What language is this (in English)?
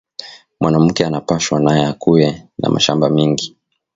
Swahili